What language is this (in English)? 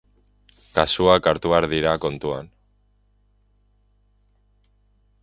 Basque